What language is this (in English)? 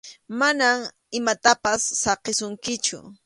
Arequipa-La Unión Quechua